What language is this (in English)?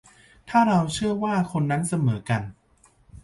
Thai